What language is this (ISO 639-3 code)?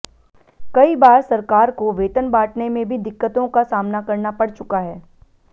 hin